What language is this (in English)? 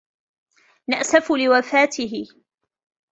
Arabic